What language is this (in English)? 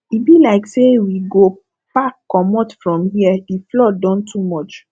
Nigerian Pidgin